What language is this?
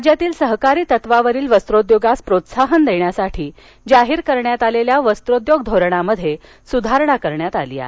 Marathi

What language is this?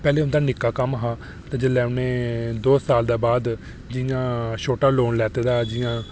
Dogri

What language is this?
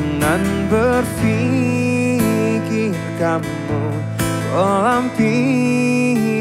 Indonesian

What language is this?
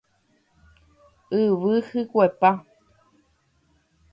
Guarani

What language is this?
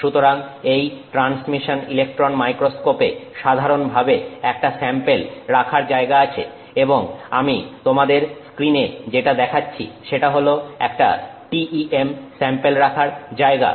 Bangla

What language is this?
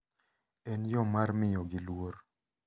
Luo (Kenya and Tanzania)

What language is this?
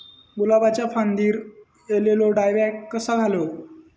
Marathi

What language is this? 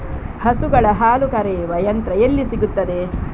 Kannada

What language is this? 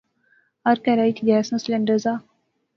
Pahari-Potwari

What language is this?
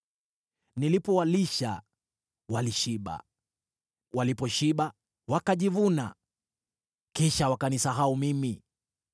Swahili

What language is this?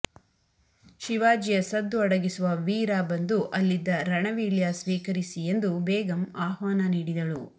Kannada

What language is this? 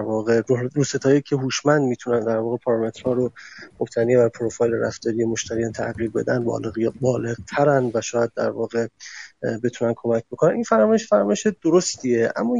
Persian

